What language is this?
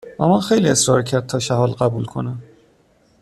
Persian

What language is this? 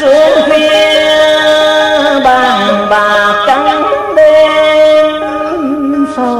Vietnamese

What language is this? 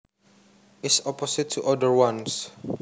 Javanese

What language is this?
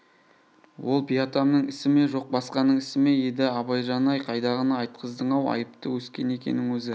Kazakh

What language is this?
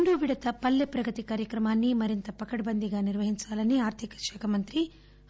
Telugu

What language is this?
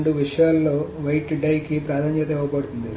Telugu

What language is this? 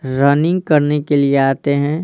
Hindi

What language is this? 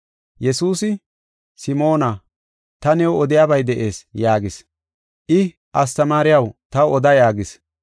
Gofa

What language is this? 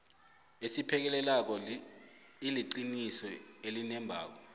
South Ndebele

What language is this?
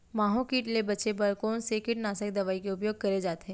Chhattisgarhi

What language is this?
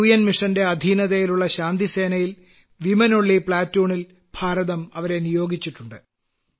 Malayalam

